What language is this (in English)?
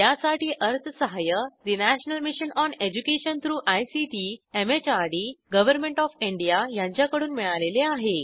Marathi